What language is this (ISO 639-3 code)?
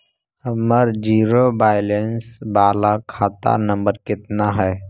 mag